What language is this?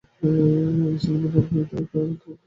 Bangla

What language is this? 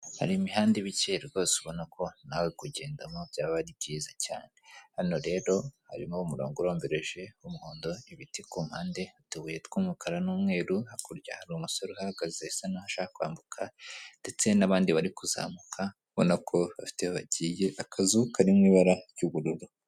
Kinyarwanda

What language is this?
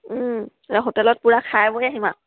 Assamese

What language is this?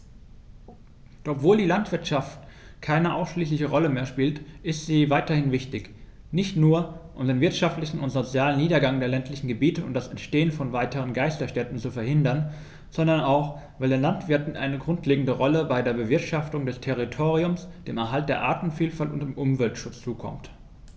German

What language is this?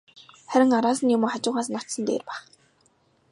Mongolian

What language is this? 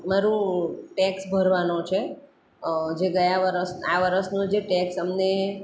Gujarati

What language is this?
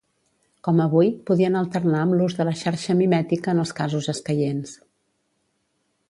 Catalan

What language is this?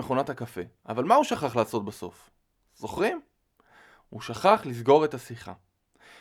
Hebrew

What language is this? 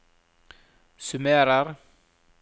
Norwegian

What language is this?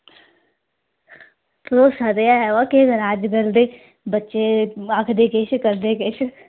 Dogri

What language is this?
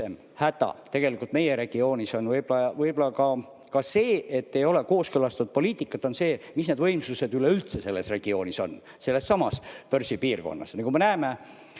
Estonian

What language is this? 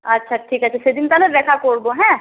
Bangla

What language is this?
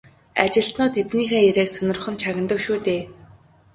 Mongolian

